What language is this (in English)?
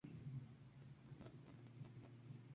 Spanish